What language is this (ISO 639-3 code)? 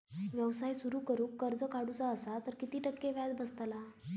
mar